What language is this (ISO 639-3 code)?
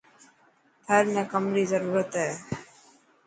mki